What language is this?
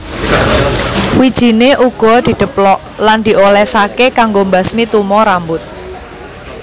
Javanese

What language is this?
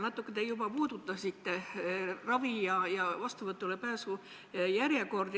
Estonian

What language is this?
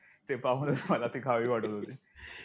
Marathi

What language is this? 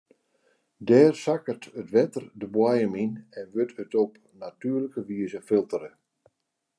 Western Frisian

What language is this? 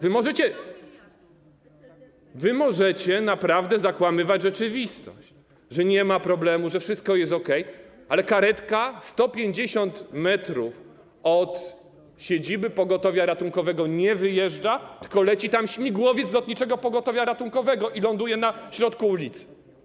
Polish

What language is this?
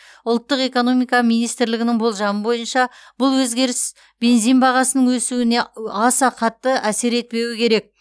Kazakh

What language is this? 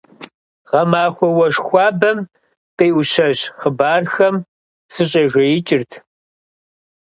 Kabardian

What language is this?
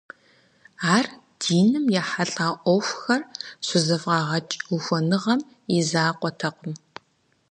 Kabardian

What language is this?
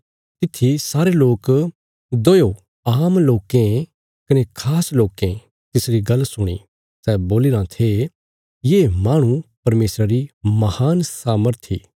Bilaspuri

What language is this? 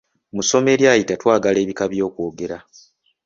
Ganda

